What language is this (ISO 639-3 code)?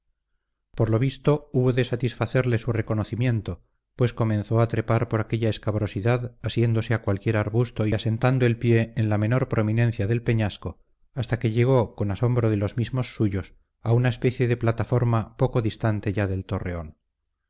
spa